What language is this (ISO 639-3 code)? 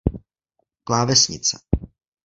ces